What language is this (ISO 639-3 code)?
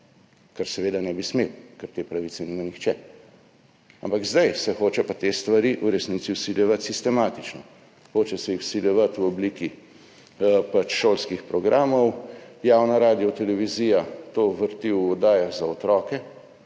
slv